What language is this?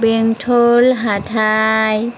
Bodo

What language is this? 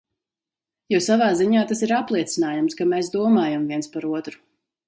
Latvian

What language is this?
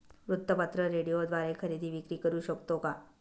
Marathi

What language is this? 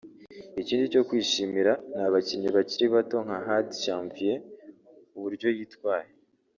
Kinyarwanda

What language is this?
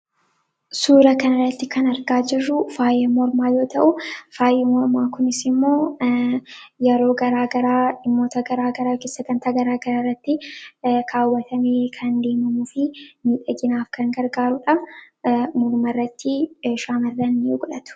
Oromo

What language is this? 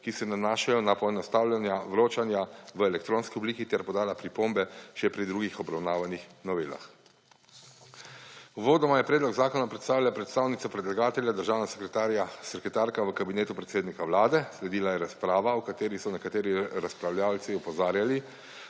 Slovenian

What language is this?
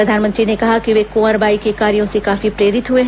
Hindi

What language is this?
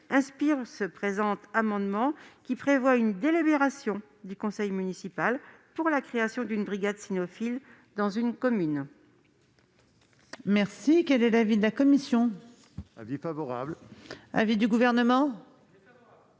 French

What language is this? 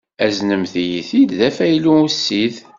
Kabyle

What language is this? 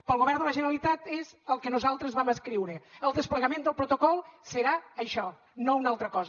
Catalan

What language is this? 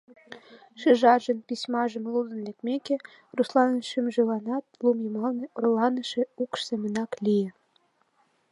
Mari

